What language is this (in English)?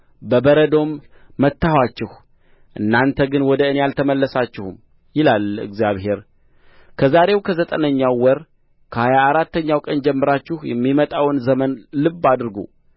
Amharic